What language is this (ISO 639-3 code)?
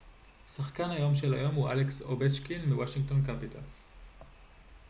heb